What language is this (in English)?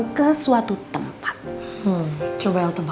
Indonesian